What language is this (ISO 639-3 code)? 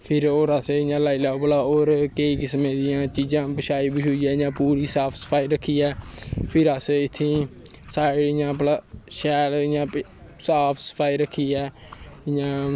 doi